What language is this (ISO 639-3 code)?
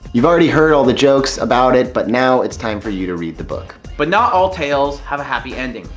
eng